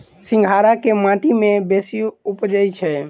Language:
Maithili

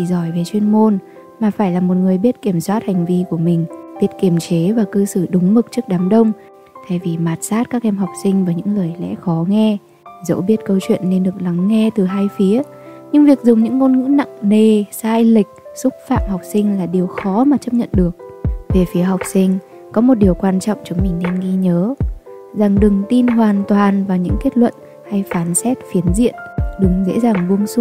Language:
Vietnamese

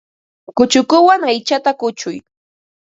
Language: Ambo-Pasco Quechua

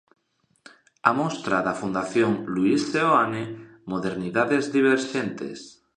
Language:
Galician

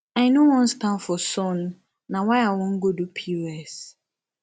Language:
Nigerian Pidgin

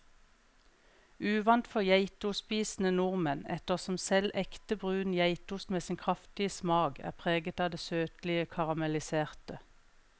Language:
Norwegian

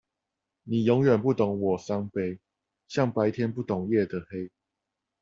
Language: Chinese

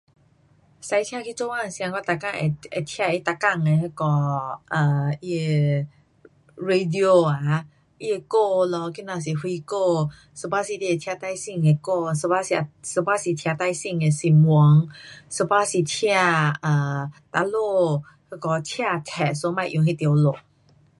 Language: Pu-Xian Chinese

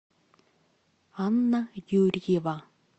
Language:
Russian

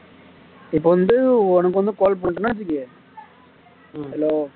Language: Tamil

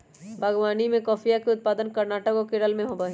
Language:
Magahi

